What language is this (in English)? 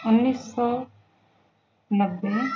Urdu